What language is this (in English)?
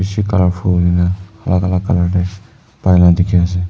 Naga Pidgin